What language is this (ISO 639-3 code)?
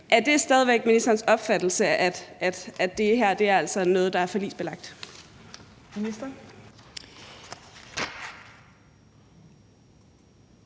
dan